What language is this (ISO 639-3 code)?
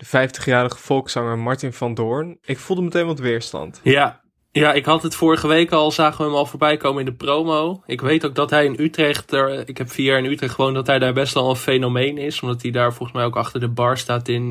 nld